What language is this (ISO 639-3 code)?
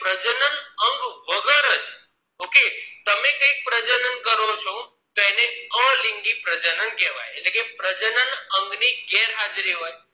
guj